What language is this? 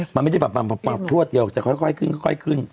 Thai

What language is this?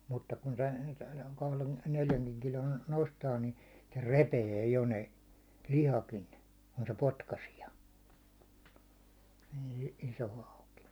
Finnish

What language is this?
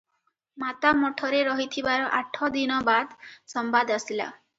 Odia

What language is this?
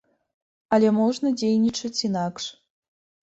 Belarusian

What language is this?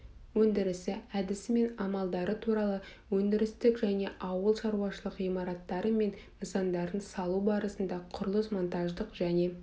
Kazakh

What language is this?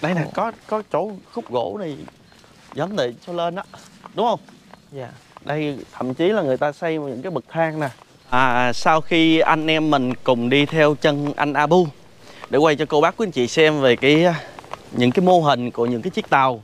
Vietnamese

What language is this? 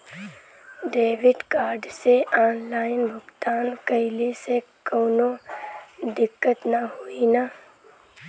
Bhojpuri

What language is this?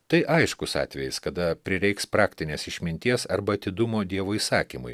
Lithuanian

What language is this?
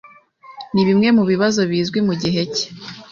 Kinyarwanda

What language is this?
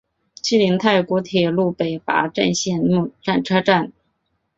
Chinese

